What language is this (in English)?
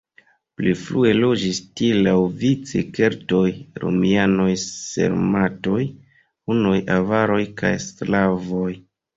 Esperanto